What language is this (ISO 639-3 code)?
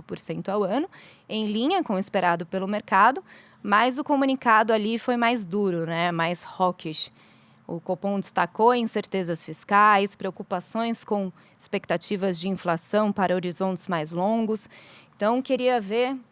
por